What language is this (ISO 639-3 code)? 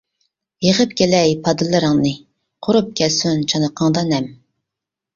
uig